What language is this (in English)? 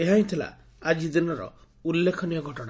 Odia